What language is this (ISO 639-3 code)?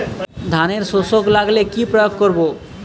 ben